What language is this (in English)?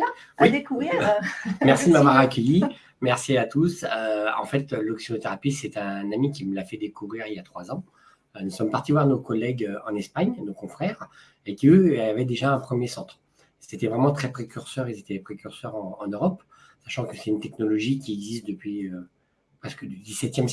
French